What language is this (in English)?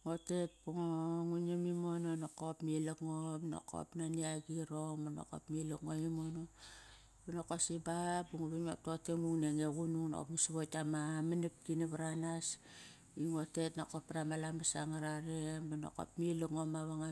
Kairak